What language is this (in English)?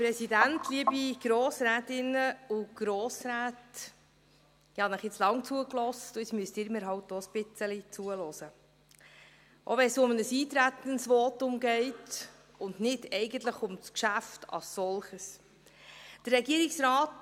Swiss German